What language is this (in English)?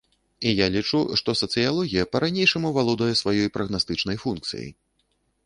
Belarusian